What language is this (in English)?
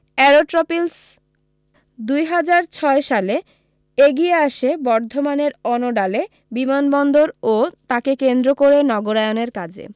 Bangla